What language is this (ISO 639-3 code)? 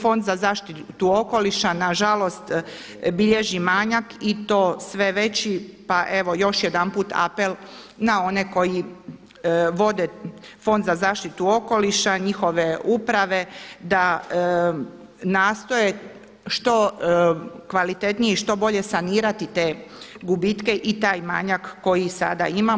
hrv